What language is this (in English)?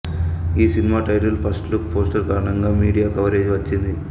Telugu